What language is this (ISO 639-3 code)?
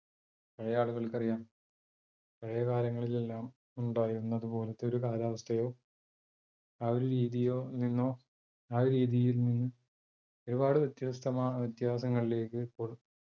mal